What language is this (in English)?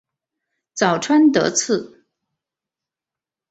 Chinese